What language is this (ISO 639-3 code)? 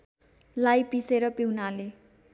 nep